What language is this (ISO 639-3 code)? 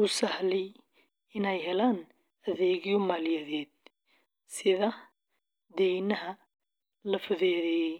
som